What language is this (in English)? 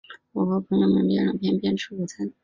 Chinese